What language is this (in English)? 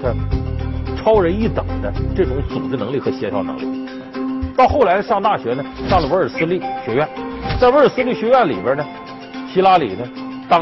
Chinese